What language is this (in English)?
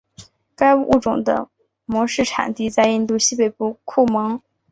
Chinese